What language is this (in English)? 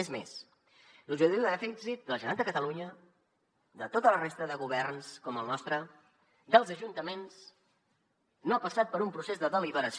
Catalan